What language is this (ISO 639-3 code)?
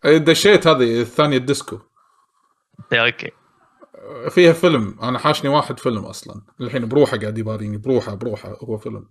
ara